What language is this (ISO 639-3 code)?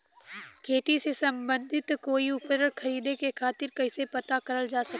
bho